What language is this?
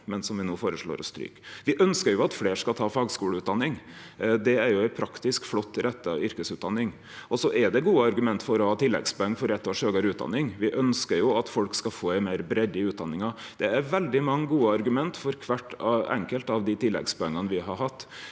Norwegian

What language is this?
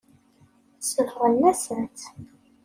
Kabyle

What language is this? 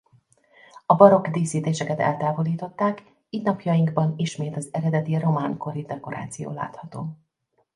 Hungarian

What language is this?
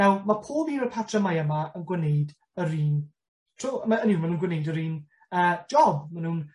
Welsh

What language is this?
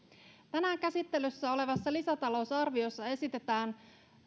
Finnish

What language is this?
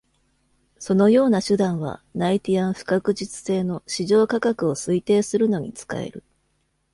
Japanese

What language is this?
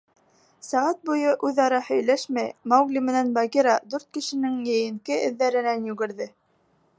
Bashkir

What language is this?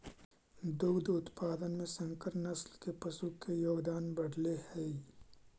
Magahi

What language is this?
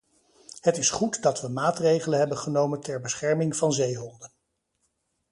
Dutch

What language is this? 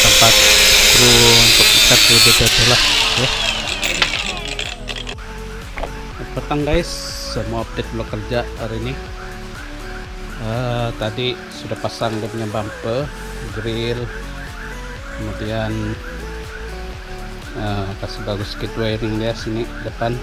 Indonesian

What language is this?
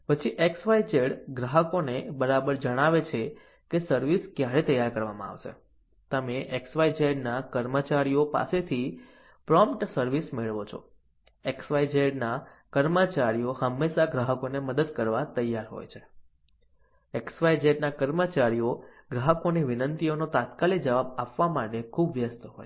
Gujarati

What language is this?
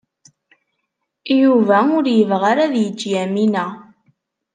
Kabyle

